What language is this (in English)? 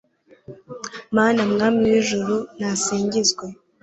Kinyarwanda